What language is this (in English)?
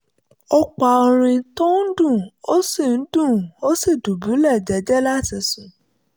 Yoruba